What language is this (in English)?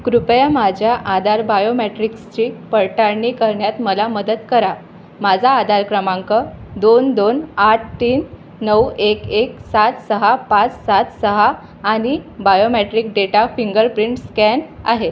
Marathi